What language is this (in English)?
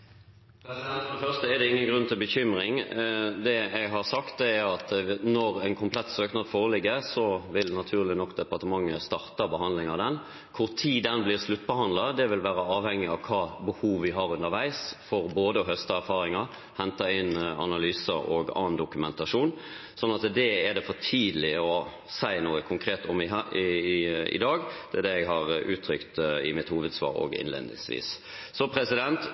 Norwegian Bokmål